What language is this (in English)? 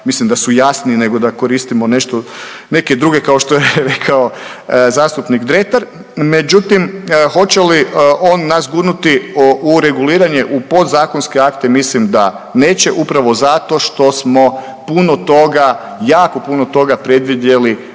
Croatian